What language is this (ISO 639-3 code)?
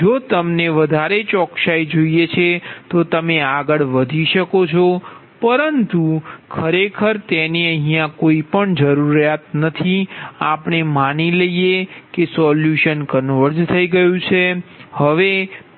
guj